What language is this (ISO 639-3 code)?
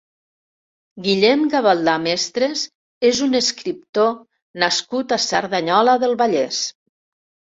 cat